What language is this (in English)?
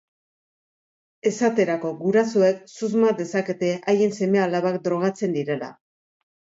Basque